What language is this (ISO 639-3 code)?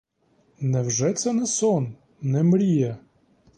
ukr